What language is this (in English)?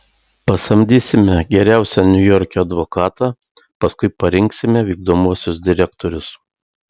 Lithuanian